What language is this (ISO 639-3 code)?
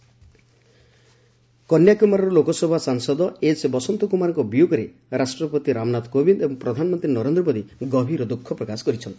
ori